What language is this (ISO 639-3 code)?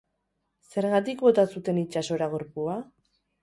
eus